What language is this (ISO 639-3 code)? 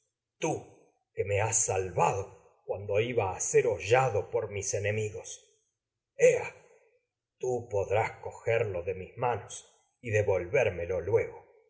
spa